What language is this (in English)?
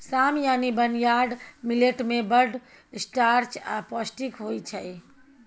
Maithili